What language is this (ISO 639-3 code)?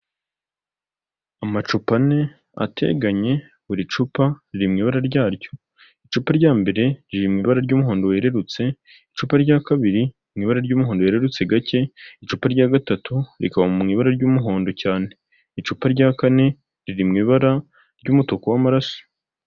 kin